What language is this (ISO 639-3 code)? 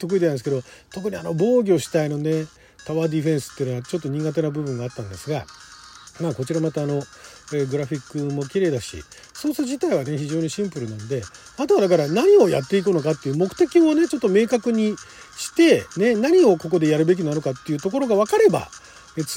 jpn